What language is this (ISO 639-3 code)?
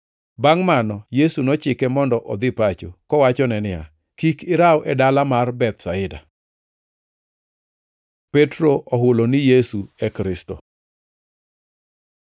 luo